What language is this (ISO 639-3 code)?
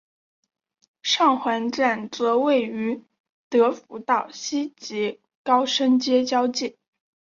zho